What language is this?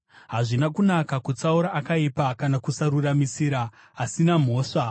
Shona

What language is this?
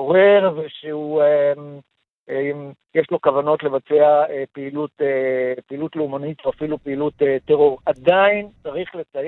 Hebrew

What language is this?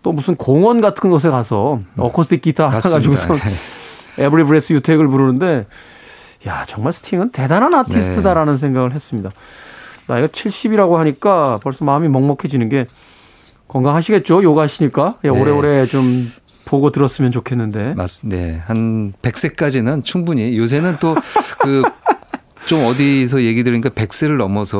Korean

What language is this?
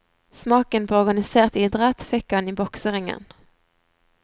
Norwegian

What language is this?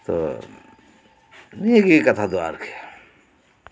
Santali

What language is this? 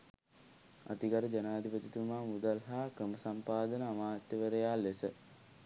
Sinhala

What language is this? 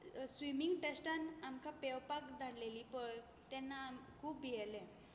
Konkani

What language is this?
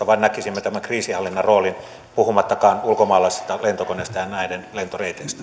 Finnish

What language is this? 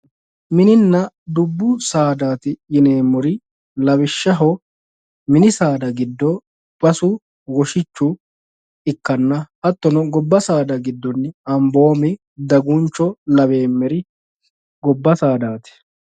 Sidamo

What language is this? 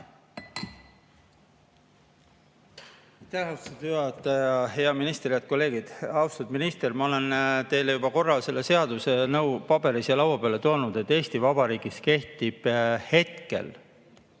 Estonian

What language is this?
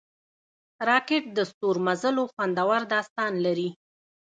Pashto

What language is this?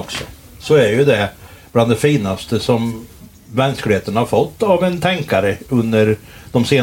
Swedish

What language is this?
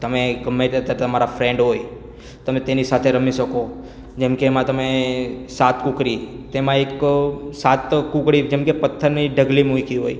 Gujarati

